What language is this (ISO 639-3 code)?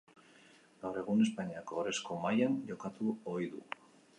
eus